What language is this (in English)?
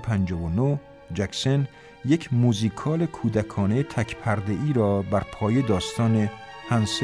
Persian